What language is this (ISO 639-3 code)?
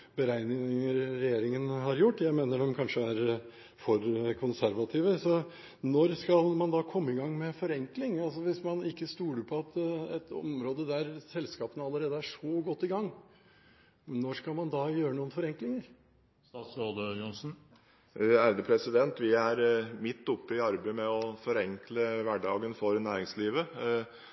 nob